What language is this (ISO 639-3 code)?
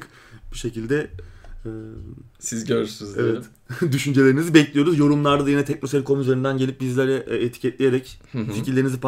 tur